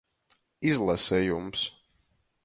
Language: Latgalian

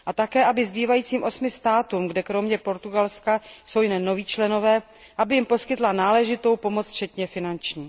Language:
Czech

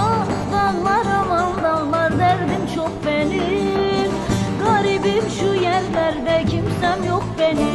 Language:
Turkish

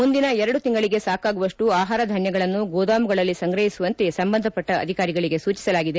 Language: Kannada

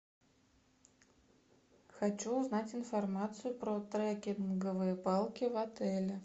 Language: Russian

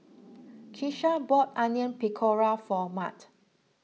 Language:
English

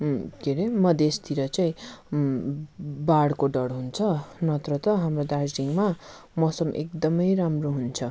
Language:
Nepali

